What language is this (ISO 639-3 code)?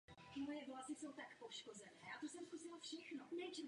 ces